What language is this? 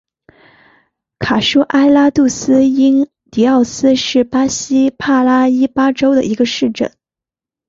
Chinese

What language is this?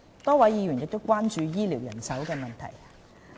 Cantonese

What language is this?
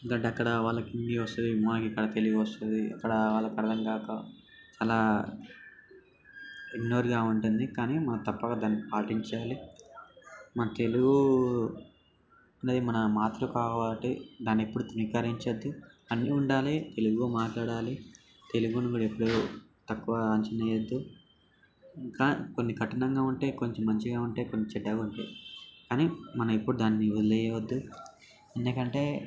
Telugu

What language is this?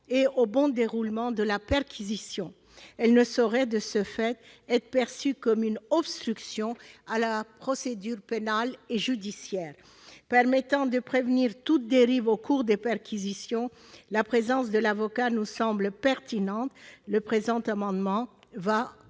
French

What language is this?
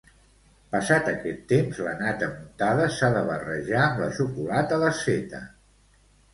Catalan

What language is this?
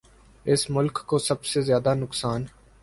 Urdu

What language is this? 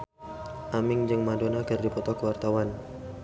Sundanese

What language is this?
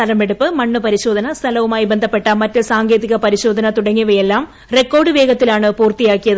Malayalam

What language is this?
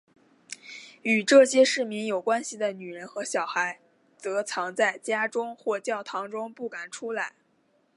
Chinese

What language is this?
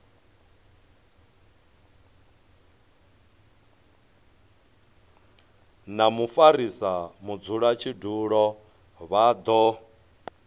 Venda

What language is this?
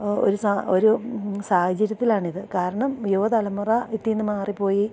Malayalam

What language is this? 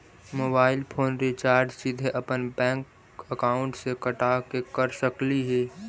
Magahi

